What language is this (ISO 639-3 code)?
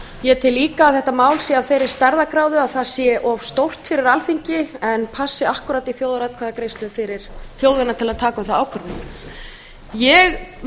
isl